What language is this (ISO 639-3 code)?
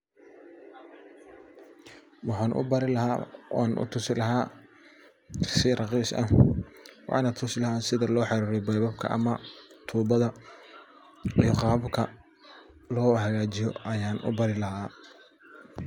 som